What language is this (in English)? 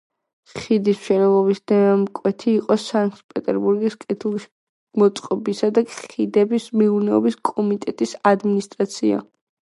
Georgian